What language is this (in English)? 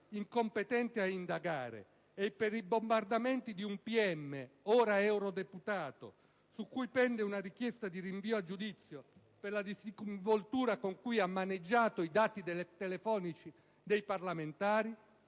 Italian